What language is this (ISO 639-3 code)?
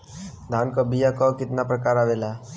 bho